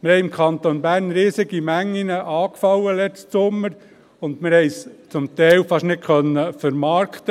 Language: Swiss German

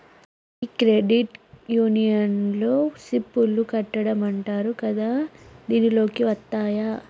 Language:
Telugu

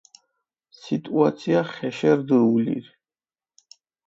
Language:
Mingrelian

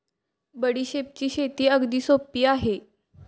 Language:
Marathi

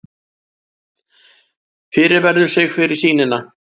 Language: Icelandic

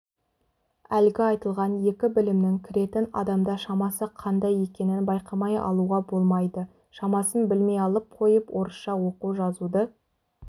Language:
Kazakh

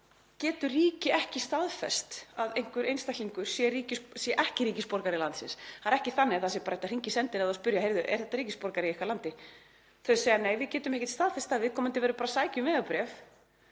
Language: Icelandic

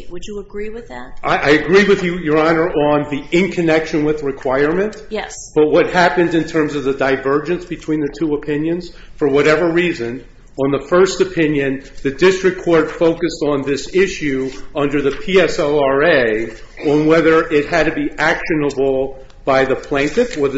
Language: English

